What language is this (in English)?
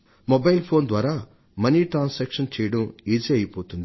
Telugu